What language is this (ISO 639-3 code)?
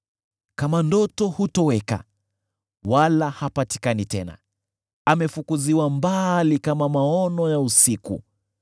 swa